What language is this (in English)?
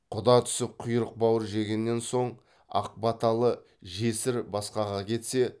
Kazakh